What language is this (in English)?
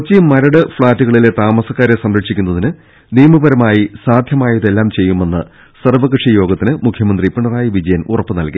Malayalam